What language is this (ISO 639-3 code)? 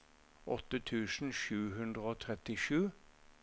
nor